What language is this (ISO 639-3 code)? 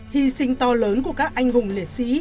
vie